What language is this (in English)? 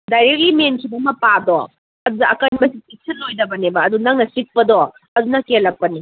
Manipuri